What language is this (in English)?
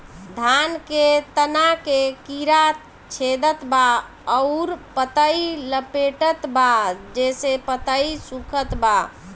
Bhojpuri